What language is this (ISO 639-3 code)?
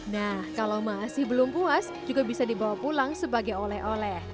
ind